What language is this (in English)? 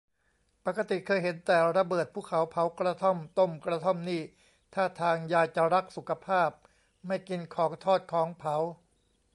Thai